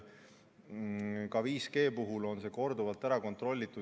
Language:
Estonian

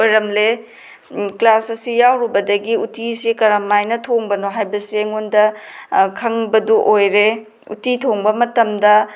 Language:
Manipuri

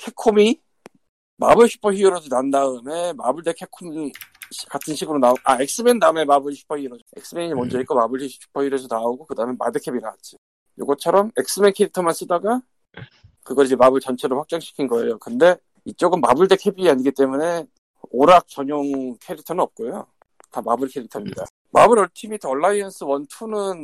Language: Korean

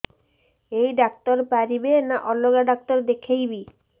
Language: Odia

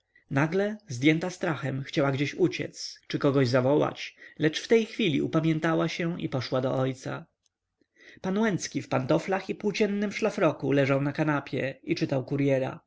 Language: Polish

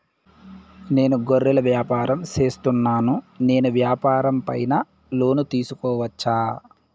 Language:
Telugu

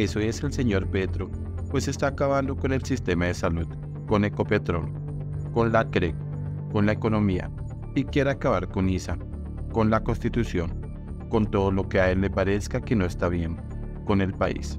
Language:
Spanish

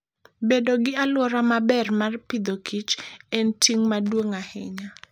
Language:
Luo (Kenya and Tanzania)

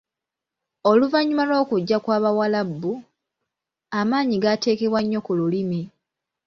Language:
Ganda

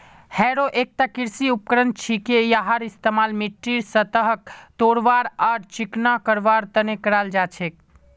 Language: Magahi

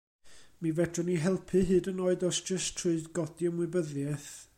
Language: Welsh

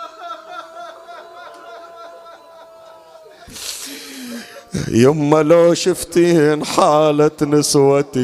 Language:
Arabic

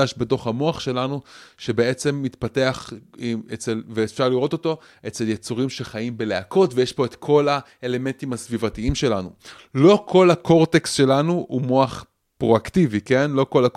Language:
Hebrew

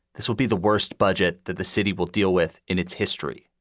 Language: English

